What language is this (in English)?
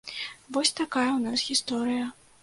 Belarusian